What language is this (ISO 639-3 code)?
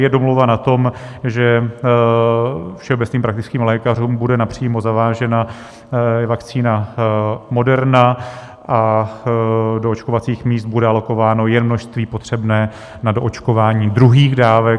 ces